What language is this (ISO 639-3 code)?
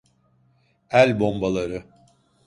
tur